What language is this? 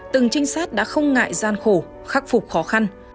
Vietnamese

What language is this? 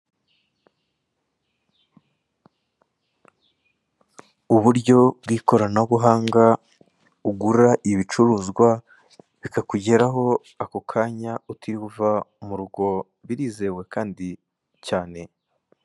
Kinyarwanda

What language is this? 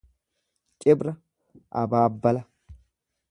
Oromo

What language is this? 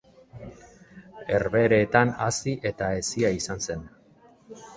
Basque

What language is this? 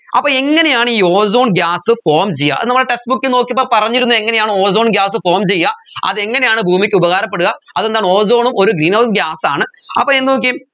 Malayalam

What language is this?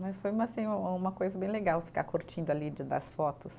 Portuguese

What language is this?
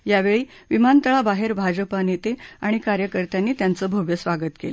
Marathi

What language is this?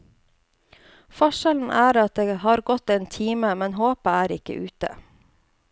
Norwegian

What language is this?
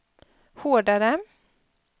Swedish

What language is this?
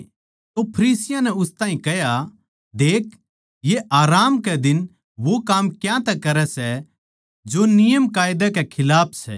Haryanvi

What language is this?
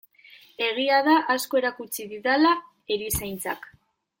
Basque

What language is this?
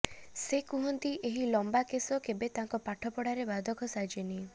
Odia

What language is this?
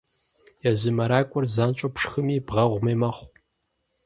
Kabardian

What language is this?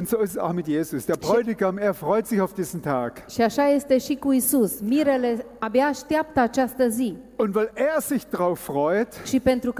Romanian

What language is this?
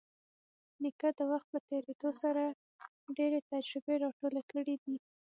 Pashto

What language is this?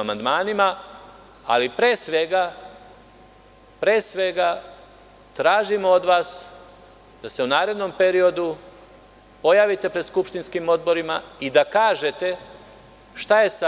Serbian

